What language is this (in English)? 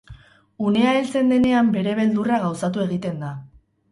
Basque